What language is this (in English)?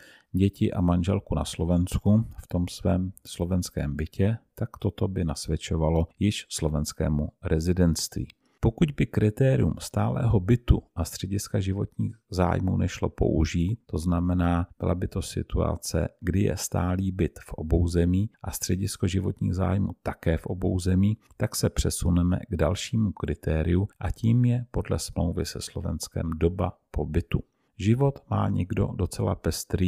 Czech